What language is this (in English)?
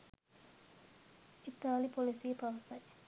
Sinhala